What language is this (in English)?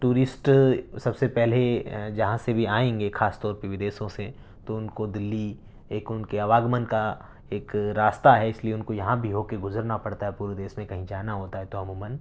Urdu